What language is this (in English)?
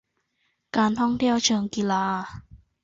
Thai